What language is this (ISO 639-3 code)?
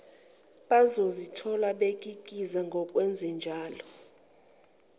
zul